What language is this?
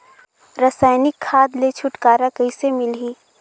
Chhattisgarhi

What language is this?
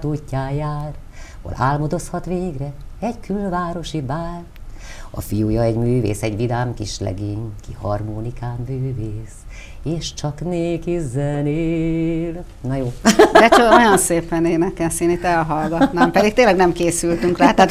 Hungarian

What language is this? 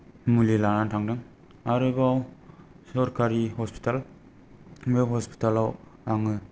Bodo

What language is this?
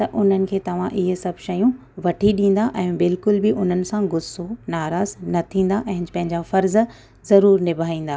Sindhi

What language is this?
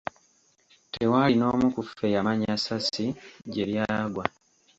Ganda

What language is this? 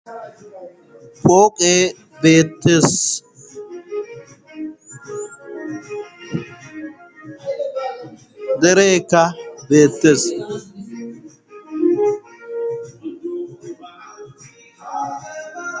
Wolaytta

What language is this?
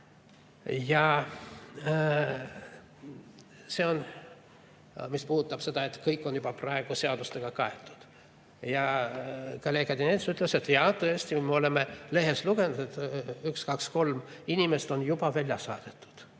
Estonian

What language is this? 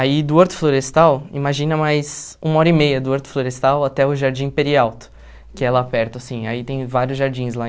Portuguese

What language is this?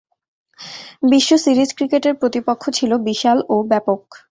Bangla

